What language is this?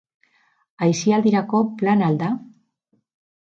Basque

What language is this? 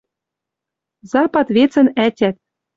Western Mari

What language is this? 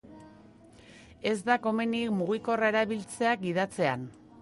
Basque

